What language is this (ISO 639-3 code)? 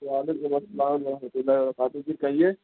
urd